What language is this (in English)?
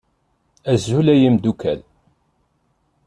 Kabyle